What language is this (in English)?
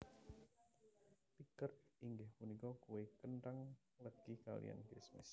Javanese